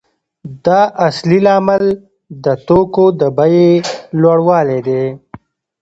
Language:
Pashto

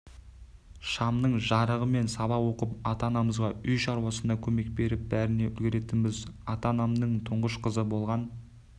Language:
Kazakh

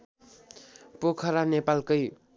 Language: Nepali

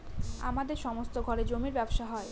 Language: Bangla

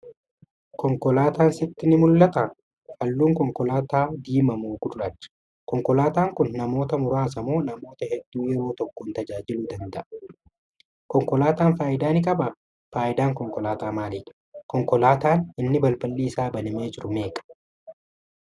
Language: Oromo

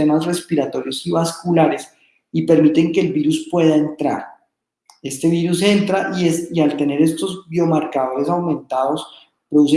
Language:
Spanish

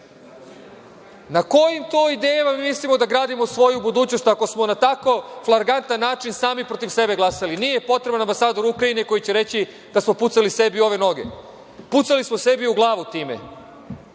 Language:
Serbian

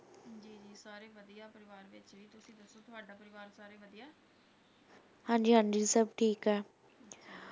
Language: Punjabi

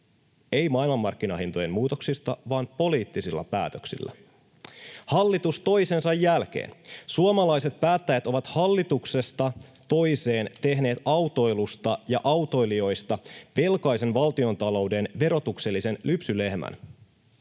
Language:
Finnish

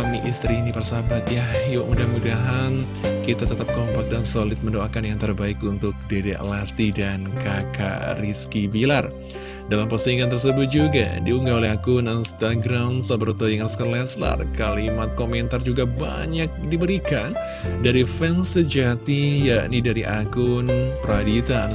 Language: Indonesian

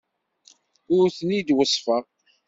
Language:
Kabyle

